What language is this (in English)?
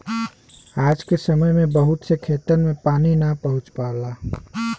Bhojpuri